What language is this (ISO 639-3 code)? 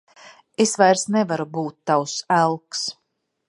lav